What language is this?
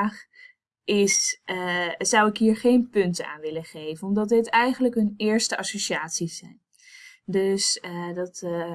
Dutch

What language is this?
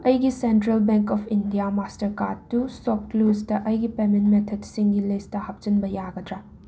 Manipuri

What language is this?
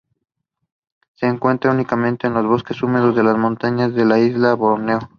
Spanish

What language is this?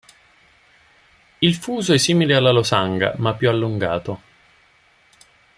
Italian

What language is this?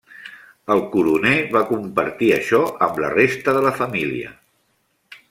Catalan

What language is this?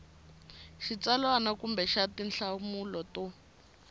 Tsonga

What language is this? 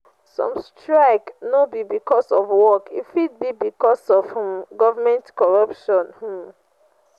Nigerian Pidgin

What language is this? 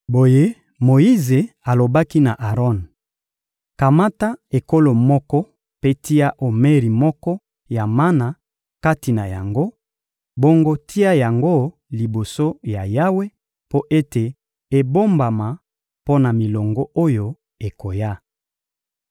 Lingala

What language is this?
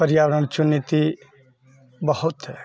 Maithili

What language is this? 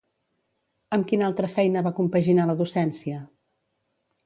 Catalan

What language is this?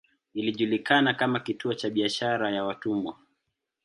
Swahili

